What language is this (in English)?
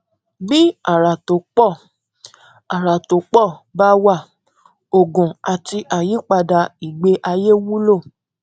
Yoruba